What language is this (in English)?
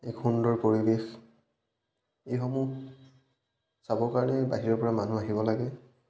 Assamese